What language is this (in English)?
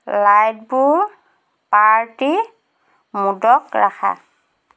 Assamese